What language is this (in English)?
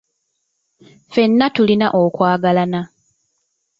Ganda